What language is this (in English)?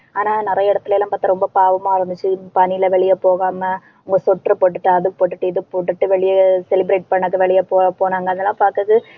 Tamil